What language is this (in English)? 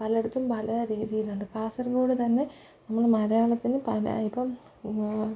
Malayalam